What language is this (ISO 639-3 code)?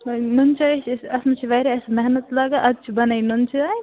kas